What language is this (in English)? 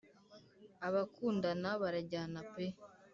Kinyarwanda